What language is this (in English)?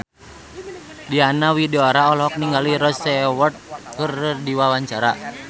Sundanese